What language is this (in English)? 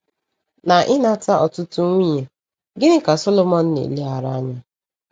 Igbo